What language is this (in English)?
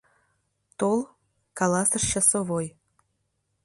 Mari